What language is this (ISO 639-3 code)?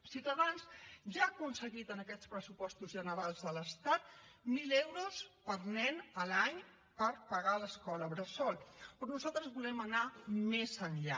cat